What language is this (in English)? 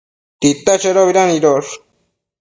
Matsés